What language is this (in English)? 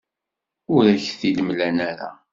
Kabyle